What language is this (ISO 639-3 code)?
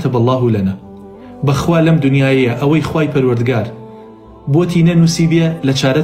ara